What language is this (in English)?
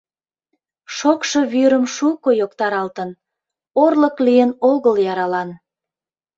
Mari